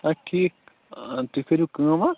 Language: Kashmiri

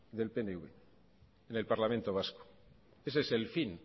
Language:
Spanish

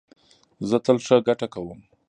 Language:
Pashto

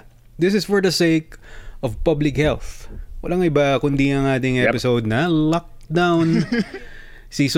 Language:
Filipino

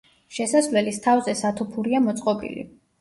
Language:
Georgian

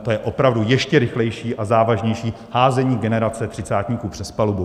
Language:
Czech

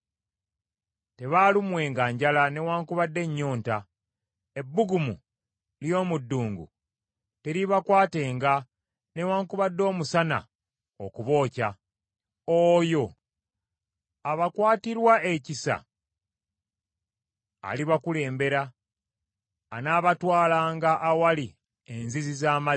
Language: Ganda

